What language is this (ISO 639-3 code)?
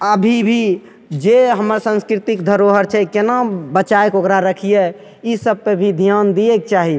mai